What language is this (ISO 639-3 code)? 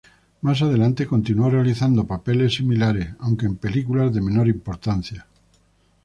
spa